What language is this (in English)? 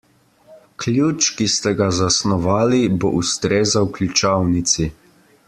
Slovenian